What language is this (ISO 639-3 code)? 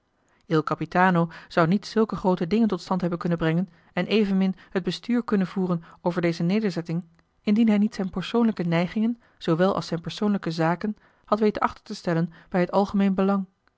nld